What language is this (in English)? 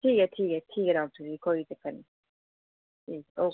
Dogri